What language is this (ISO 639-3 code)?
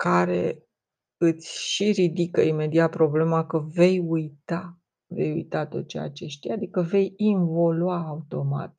ron